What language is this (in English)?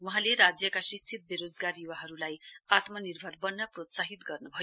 Nepali